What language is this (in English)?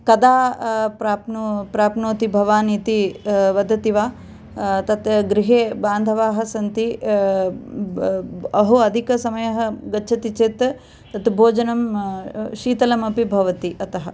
Sanskrit